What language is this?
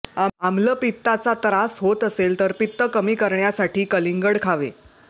Marathi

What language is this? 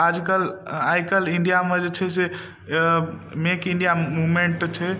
Maithili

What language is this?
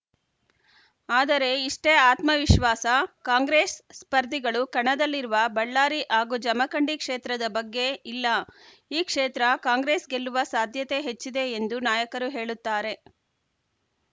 Kannada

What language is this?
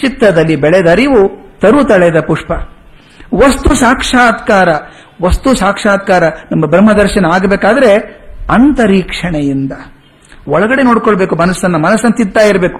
Kannada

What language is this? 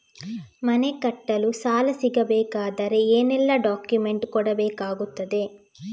Kannada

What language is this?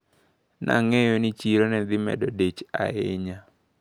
Luo (Kenya and Tanzania)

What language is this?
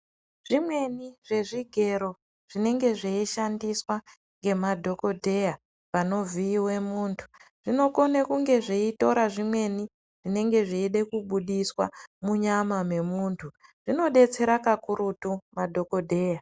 Ndau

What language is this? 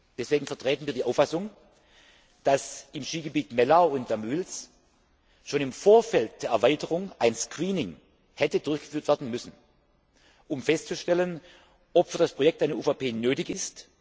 German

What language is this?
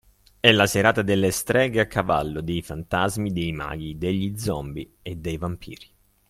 Italian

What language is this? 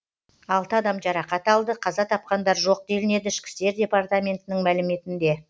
Kazakh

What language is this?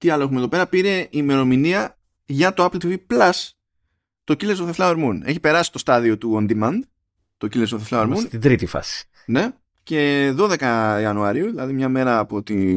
Greek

